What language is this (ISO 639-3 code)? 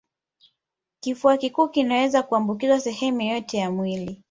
swa